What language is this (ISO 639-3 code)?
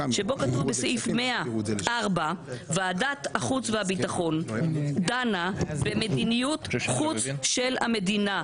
heb